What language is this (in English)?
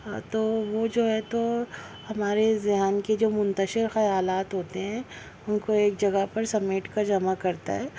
Urdu